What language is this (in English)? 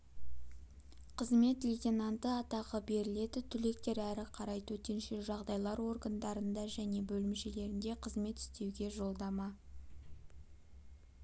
Kazakh